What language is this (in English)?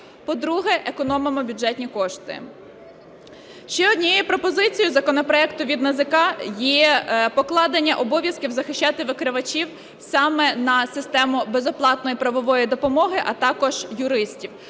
Ukrainian